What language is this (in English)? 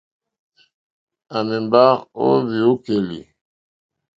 Mokpwe